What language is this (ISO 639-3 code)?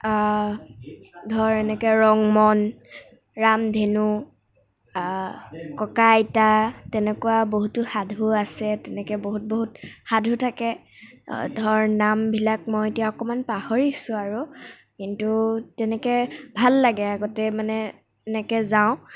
asm